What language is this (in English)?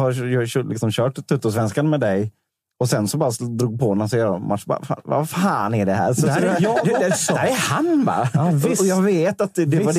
Swedish